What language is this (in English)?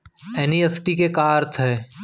Chhattisgarhi